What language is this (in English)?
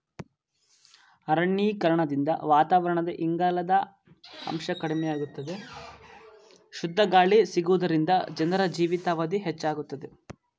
Kannada